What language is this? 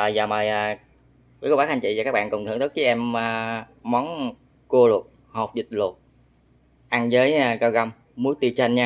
Vietnamese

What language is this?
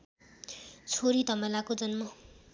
Nepali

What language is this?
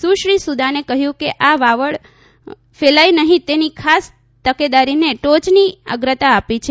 Gujarati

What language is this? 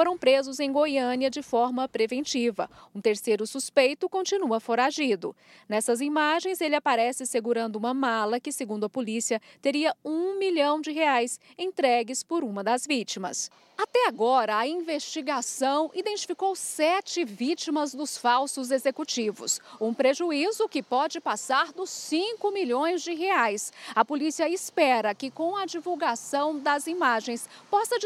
Portuguese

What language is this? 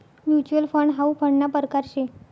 Marathi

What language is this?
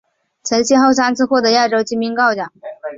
Chinese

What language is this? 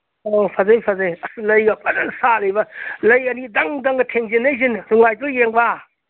Manipuri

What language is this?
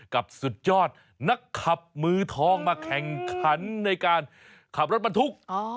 Thai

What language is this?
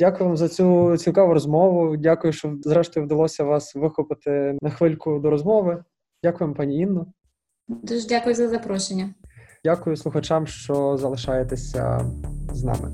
Ukrainian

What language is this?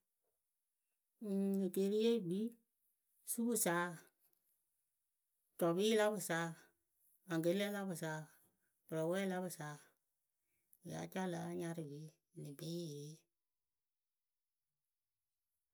Akebu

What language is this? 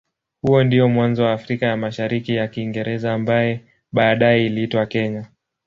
Swahili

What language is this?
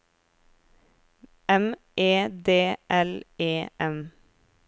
Norwegian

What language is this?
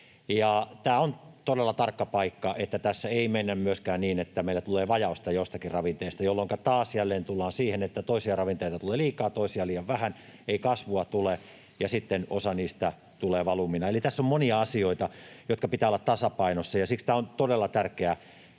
Finnish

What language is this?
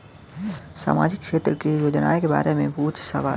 Bhojpuri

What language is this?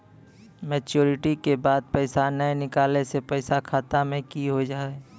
Maithili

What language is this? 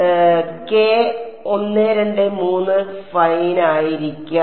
Malayalam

